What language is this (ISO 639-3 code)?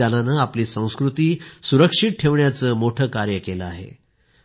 mar